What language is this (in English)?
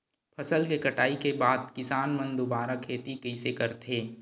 Chhattisgarhi